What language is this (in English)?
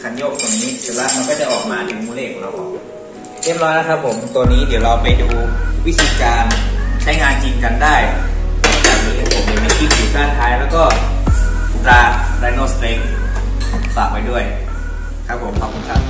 Thai